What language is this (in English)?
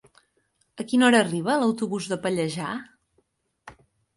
Catalan